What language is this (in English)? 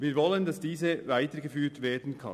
Swiss German